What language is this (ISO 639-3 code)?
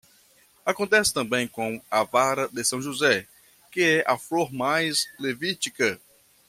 por